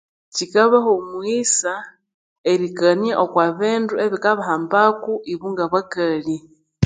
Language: Konzo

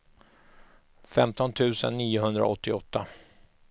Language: Swedish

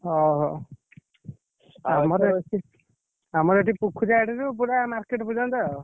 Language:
Odia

